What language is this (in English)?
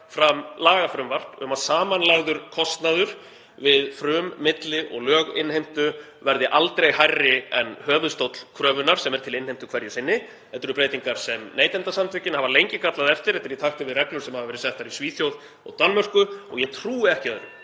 Icelandic